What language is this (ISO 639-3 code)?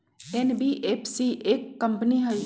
mag